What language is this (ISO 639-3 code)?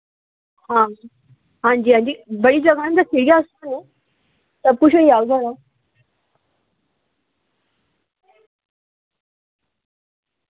doi